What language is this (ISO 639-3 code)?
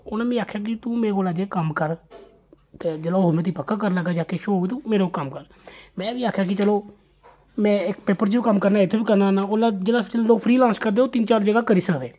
doi